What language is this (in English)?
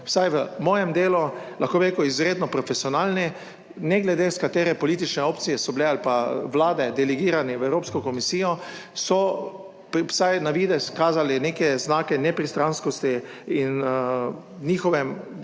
Slovenian